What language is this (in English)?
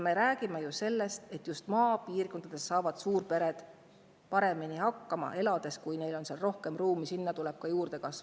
Estonian